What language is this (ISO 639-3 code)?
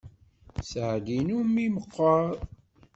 kab